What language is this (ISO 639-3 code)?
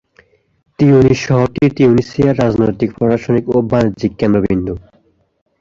ben